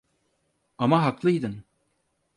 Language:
Turkish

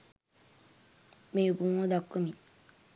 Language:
Sinhala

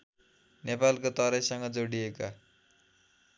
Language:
Nepali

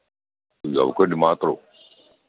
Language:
Malayalam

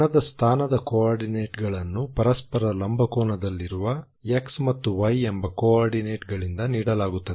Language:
Kannada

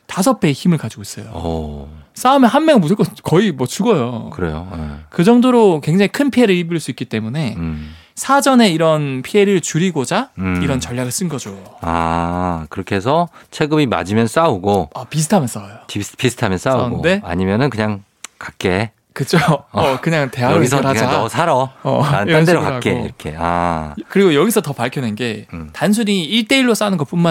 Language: Korean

